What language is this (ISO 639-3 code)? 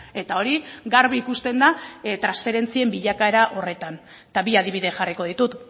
eus